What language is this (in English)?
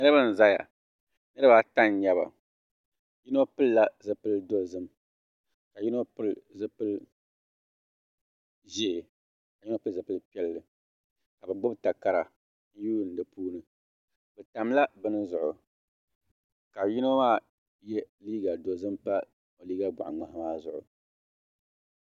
Dagbani